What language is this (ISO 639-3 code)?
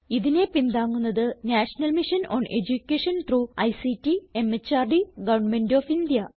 mal